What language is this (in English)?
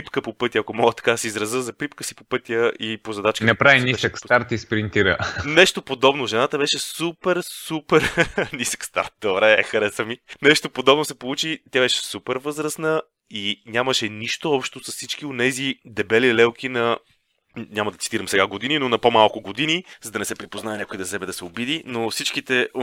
Bulgarian